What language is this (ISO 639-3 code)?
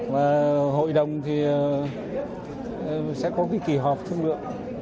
vie